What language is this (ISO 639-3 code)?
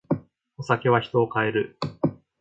jpn